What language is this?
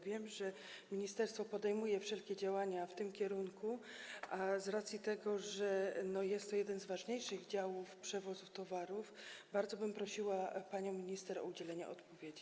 Polish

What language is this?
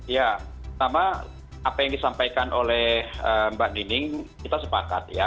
Indonesian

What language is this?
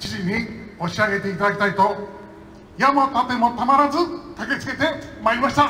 Japanese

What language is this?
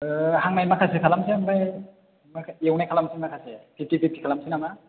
Bodo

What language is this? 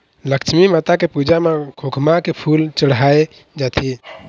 Chhattisgarhi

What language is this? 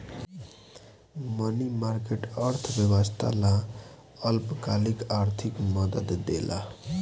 Bhojpuri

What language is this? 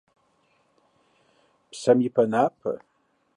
Kabardian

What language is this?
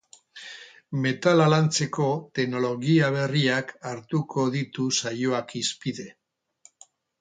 Basque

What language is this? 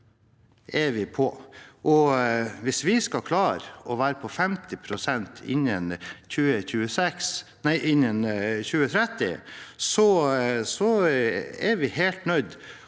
Norwegian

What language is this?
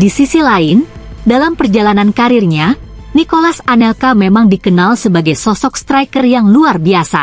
Indonesian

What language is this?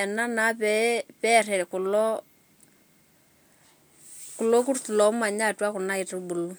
Masai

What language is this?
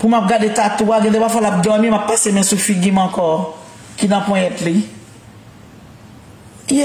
French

